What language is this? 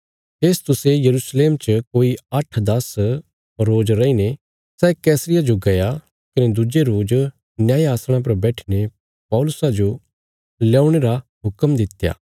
Bilaspuri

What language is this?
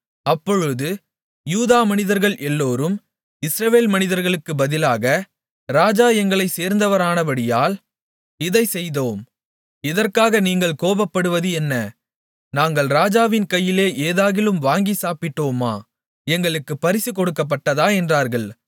Tamil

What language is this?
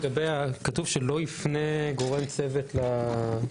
Hebrew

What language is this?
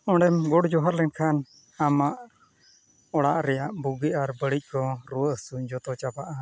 Santali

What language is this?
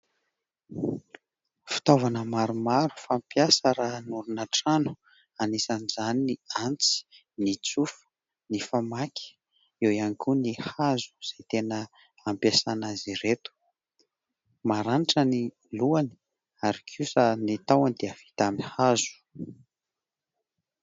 Malagasy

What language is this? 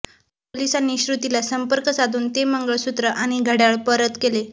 Marathi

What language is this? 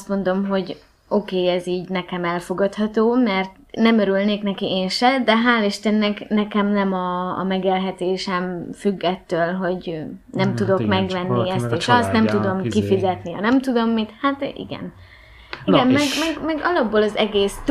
Hungarian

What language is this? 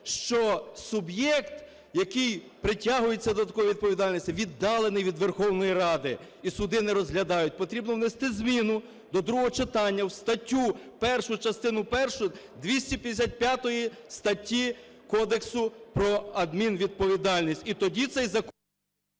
Ukrainian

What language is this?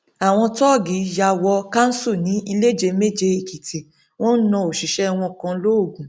Yoruba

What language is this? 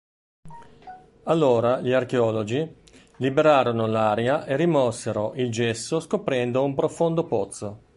Italian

